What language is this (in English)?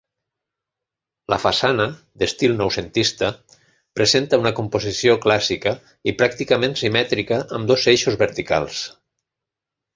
Catalan